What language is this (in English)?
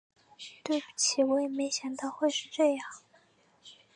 Chinese